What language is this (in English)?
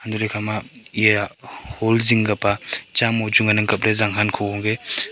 Wancho Naga